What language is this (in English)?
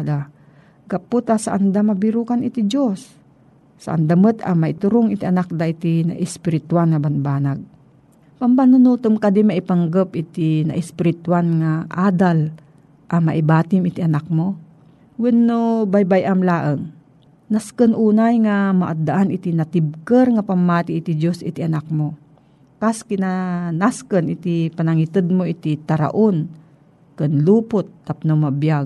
Filipino